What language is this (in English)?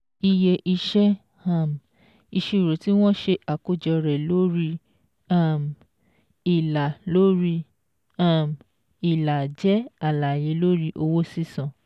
Yoruba